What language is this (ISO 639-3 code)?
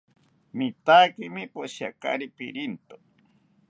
cpy